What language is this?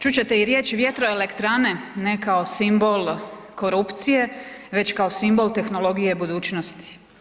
Croatian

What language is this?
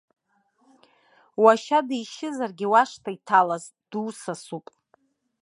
Abkhazian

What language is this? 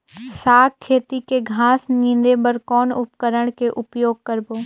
Chhattisgarhi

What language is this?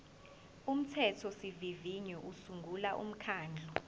Zulu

